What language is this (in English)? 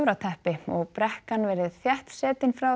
Icelandic